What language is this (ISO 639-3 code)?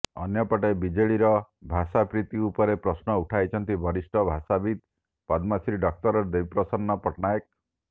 ori